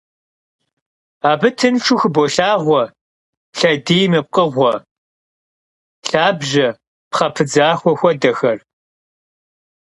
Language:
Kabardian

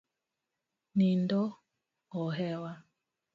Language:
Luo (Kenya and Tanzania)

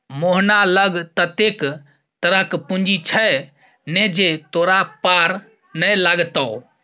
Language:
Maithili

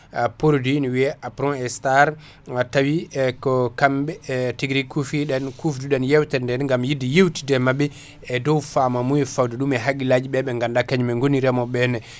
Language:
Fula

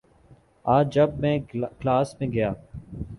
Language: Urdu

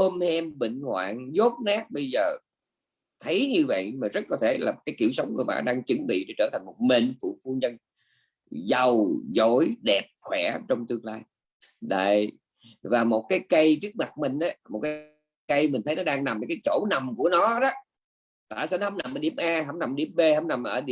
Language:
Vietnamese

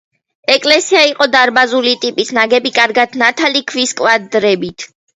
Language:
Georgian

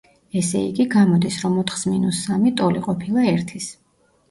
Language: Georgian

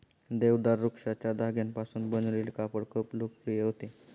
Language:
Marathi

